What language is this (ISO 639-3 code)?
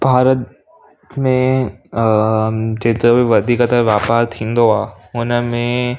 snd